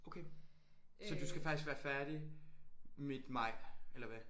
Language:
Danish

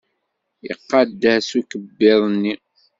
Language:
Kabyle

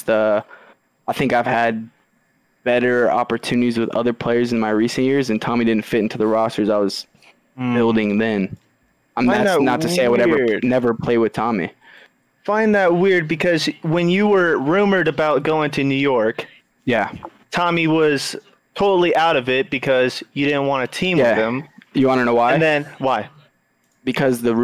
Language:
English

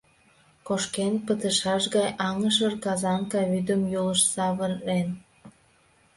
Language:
Mari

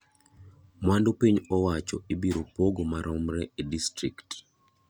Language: Luo (Kenya and Tanzania)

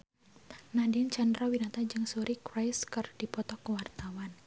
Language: Sundanese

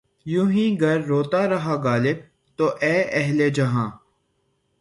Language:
Urdu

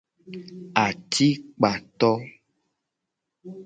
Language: Gen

